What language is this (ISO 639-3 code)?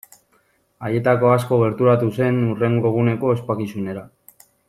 eus